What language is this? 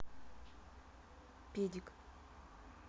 Russian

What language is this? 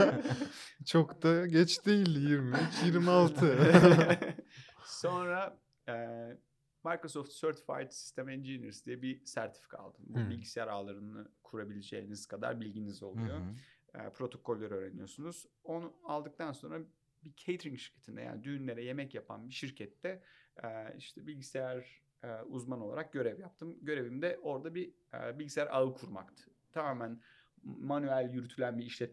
Turkish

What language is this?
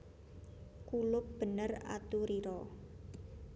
Javanese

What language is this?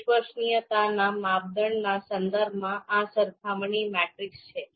Gujarati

